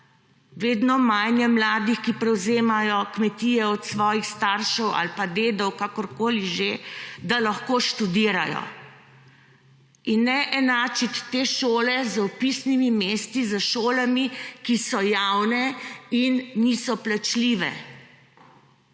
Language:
Slovenian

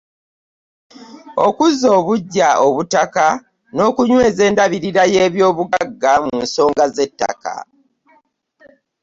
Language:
Ganda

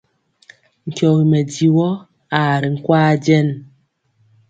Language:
Mpiemo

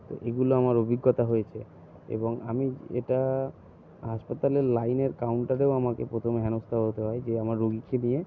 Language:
Bangla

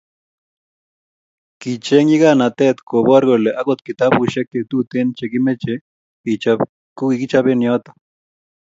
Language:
Kalenjin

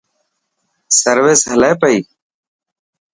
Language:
Dhatki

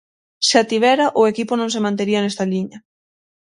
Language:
Galician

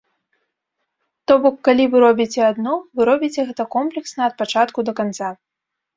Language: Belarusian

